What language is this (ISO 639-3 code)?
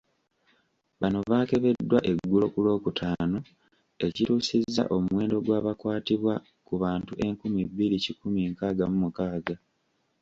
lug